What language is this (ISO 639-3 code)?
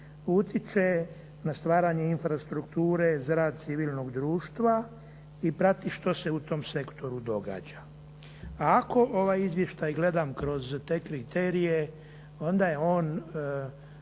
hrv